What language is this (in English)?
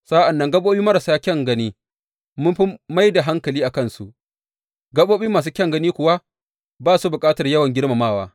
Hausa